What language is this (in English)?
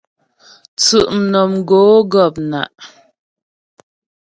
Ghomala